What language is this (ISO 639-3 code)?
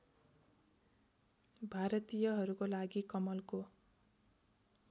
nep